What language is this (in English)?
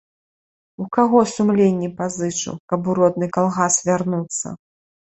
Belarusian